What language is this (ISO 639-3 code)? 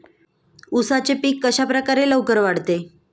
mar